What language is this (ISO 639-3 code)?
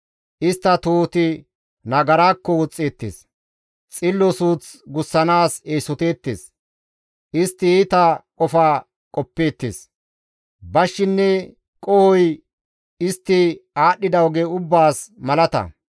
gmv